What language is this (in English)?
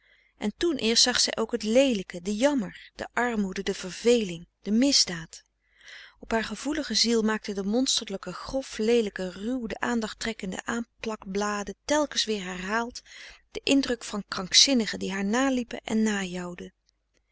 Dutch